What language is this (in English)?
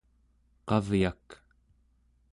Central Yupik